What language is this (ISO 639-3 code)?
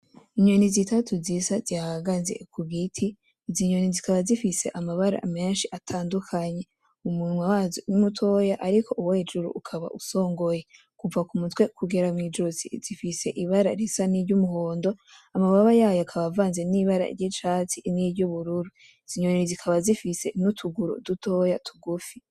run